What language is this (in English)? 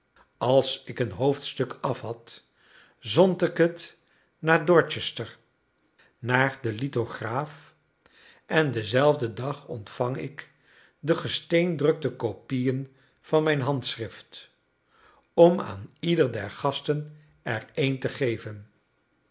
Dutch